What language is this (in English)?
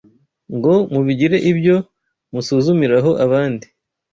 Kinyarwanda